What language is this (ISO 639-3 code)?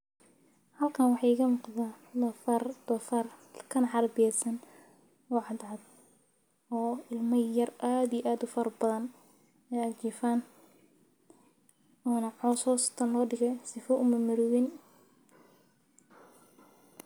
som